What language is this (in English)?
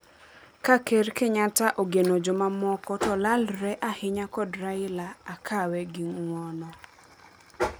Luo (Kenya and Tanzania)